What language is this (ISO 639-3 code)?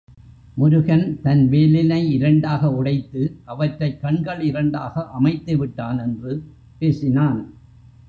tam